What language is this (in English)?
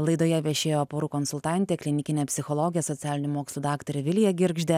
Lithuanian